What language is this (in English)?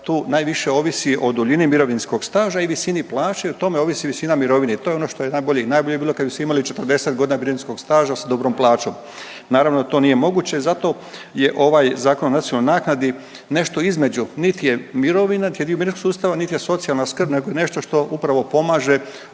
Croatian